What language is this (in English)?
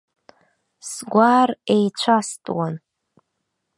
Abkhazian